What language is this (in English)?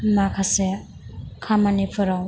Bodo